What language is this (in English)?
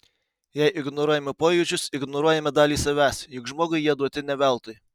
Lithuanian